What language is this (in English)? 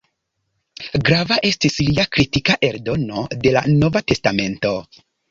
Esperanto